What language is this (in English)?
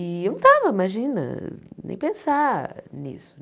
Portuguese